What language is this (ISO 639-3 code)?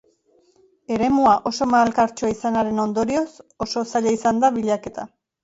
eus